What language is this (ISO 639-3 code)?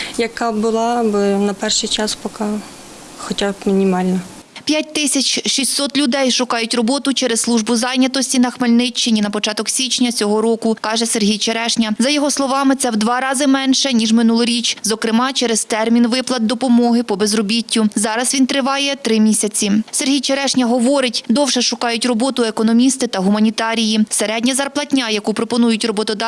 ukr